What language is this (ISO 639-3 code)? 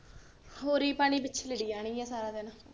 pan